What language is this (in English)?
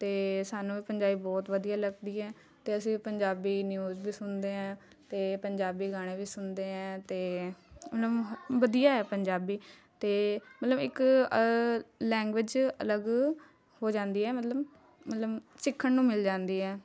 Punjabi